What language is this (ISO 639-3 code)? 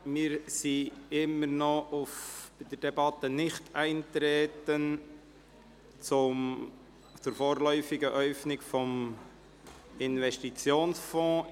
gsw